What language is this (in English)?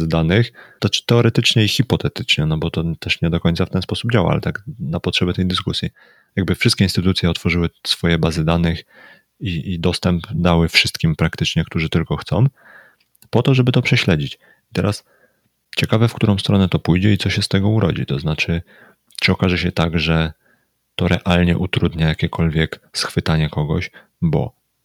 Polish